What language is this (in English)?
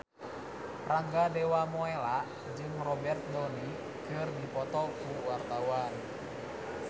Sundanese